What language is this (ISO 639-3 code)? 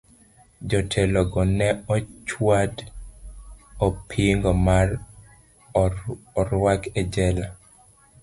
luo